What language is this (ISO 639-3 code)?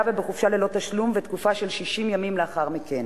heb